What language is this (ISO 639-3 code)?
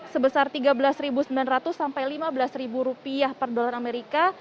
ind